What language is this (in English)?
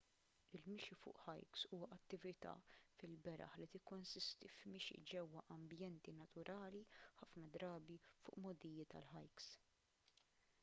Maltese